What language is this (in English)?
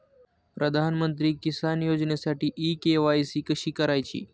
Marathi